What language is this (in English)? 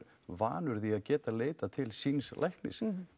Icelandic